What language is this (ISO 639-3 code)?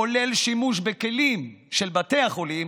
heb